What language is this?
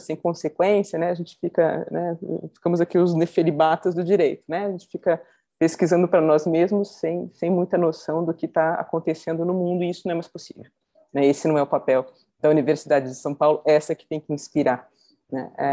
Portuguese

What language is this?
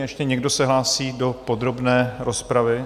Czech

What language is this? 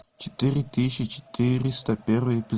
Russian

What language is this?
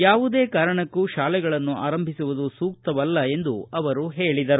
Kannada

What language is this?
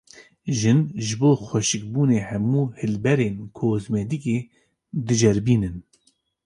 Kurdish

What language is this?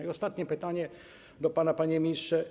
Polish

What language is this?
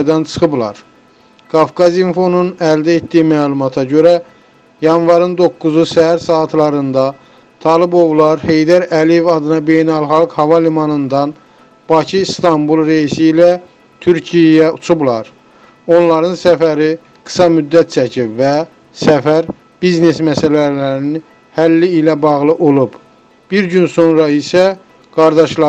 Turkish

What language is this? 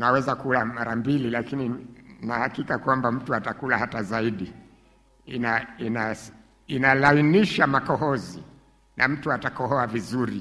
Swahili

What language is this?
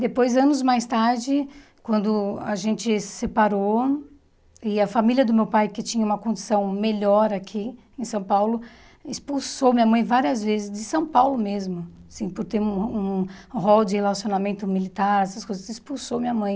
Portuguese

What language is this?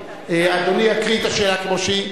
Hebrew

